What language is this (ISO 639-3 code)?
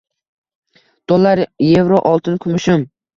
uzb